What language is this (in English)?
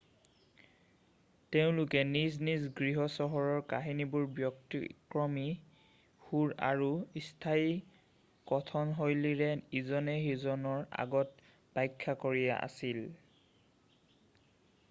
Assamese